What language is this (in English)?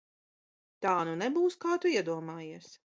Latvian